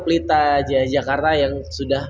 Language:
Indonesian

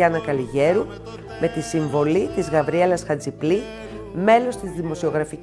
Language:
Greek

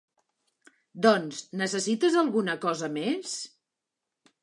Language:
Catalan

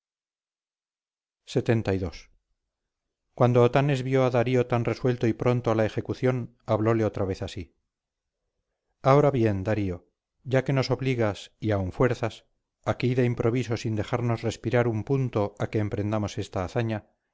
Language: Spanish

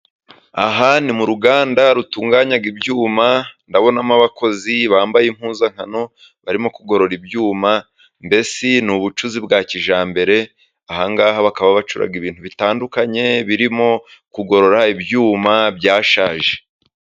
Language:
Kinyarwanda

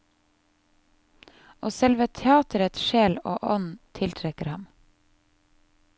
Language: Norwegian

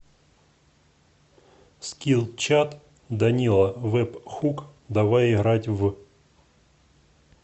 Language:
Russian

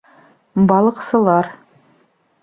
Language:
Bashkir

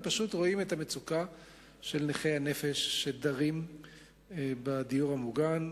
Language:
Hebrew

